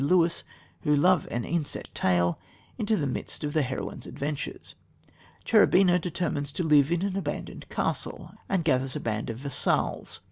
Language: English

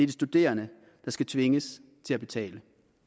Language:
Danish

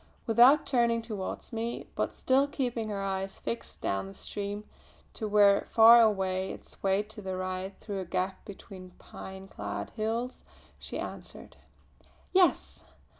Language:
English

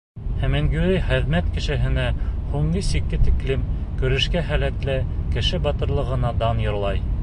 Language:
Bashkir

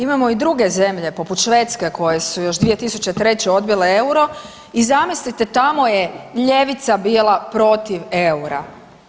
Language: Croatian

